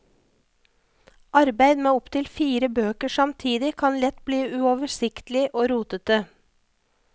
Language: Norwegian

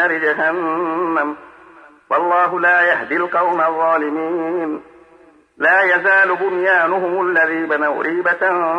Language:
Arabic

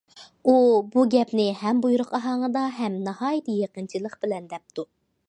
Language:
Uyghur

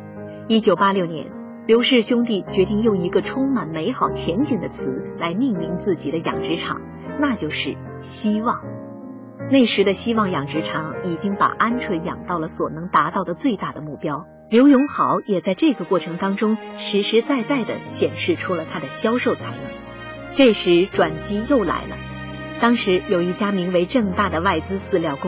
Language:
Chinese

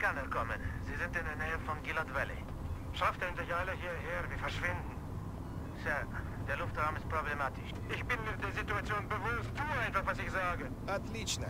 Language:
German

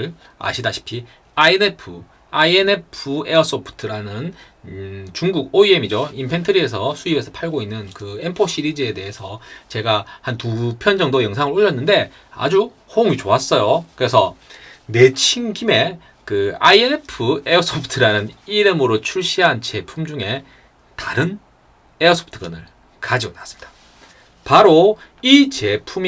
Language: Korean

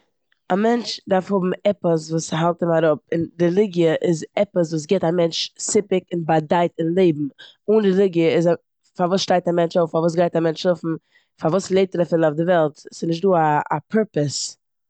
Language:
Yiddish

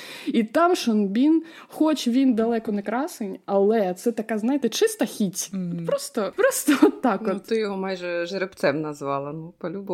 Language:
Ukrainian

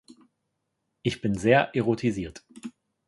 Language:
German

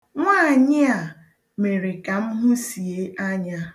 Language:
Igbo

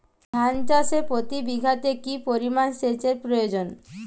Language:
Bangla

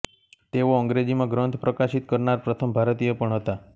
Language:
Gujarati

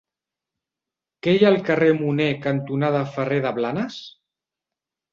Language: Catalan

